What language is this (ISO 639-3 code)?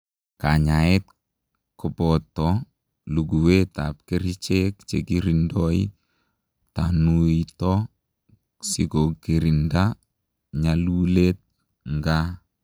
kln